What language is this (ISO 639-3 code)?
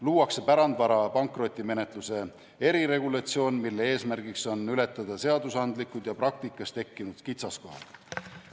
est